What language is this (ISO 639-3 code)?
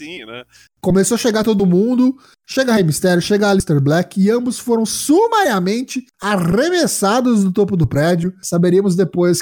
por